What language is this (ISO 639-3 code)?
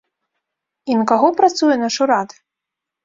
bel